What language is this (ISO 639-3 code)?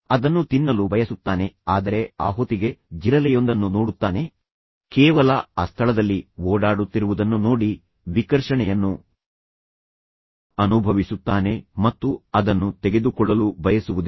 kan